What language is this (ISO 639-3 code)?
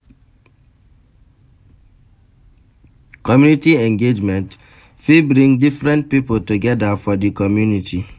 pcm